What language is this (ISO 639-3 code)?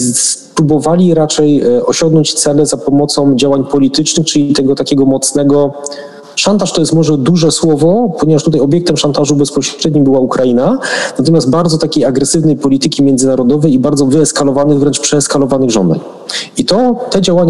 pol